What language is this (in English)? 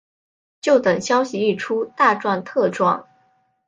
Chinese